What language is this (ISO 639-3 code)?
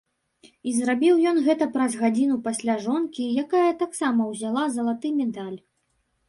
bel